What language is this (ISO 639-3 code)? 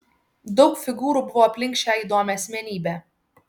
lit